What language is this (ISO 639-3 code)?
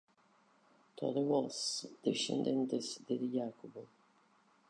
ina